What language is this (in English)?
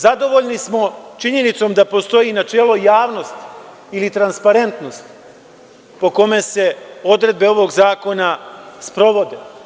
Serbian